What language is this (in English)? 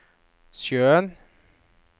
Norwegian